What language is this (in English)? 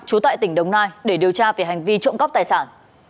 Vietnamese